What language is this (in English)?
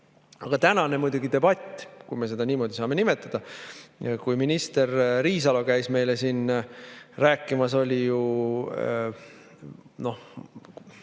Estonian